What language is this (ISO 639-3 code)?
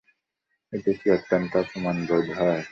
ben